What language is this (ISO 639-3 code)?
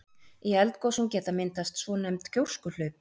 isl